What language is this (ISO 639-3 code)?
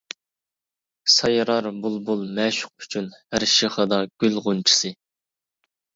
uig